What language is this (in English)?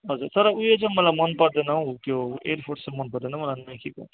Nepali